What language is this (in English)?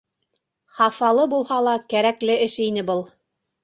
Bashkir